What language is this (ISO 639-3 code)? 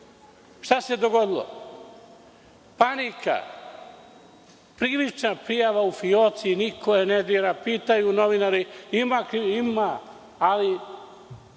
srp